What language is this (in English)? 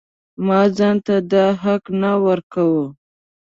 Pashto